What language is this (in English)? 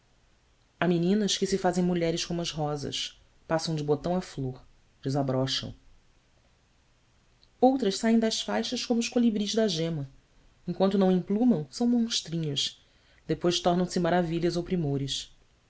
Portuguese